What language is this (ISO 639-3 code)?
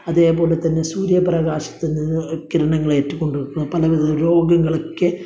mal